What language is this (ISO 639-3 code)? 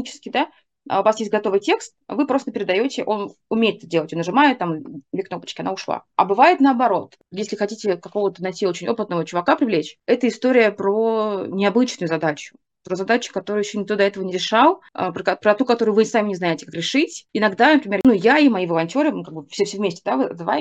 rus